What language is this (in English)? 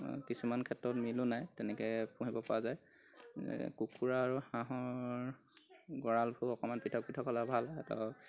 Assamese